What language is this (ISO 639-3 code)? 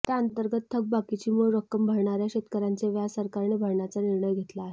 mar